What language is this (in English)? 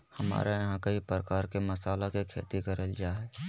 Magahi